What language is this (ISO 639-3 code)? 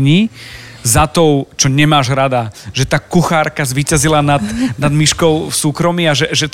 slk